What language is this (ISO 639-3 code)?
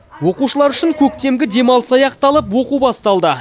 kaz